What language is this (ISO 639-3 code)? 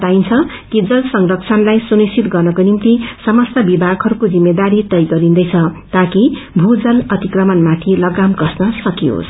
nep